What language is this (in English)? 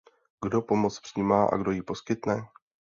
Czech